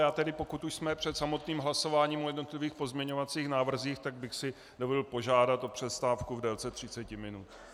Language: Czech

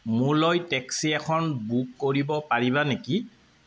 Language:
Assamese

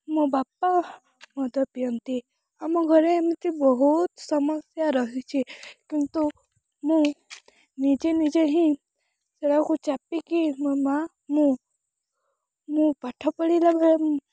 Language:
Odia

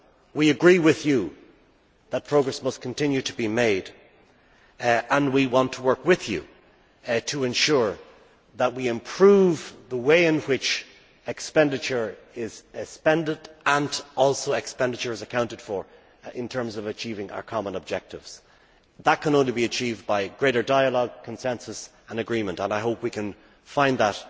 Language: English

